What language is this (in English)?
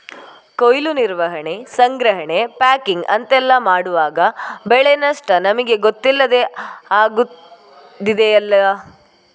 Kannada